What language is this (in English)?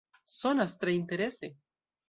Esperanto